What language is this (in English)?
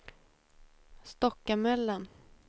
Swedish